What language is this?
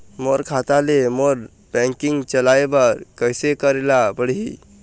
Chhattisgarhi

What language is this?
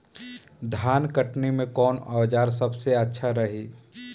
Bhojpuri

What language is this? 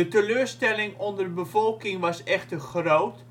Dutch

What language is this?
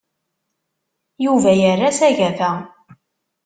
Kabyle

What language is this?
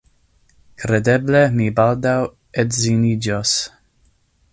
Esperanto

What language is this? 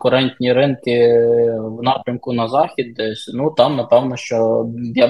Ukrainian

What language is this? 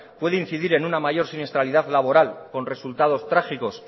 Spanish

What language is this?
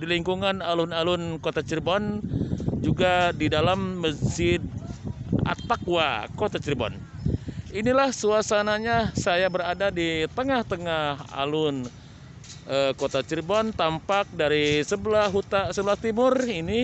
Indonesian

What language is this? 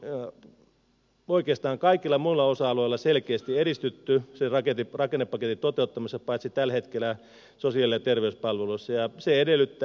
Finnish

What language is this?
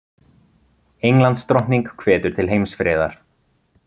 Icelandic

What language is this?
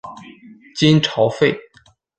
Chinese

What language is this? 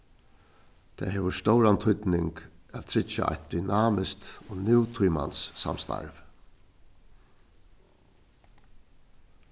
Faroese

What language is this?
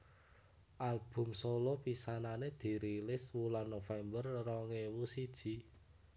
Javanese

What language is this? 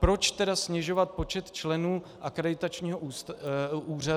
Czech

